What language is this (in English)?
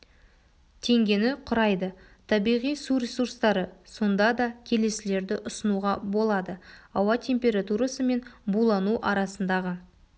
Kazakh